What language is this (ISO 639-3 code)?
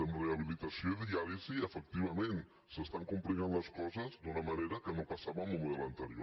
cat